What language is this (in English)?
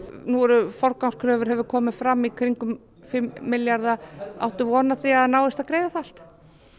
Icelandic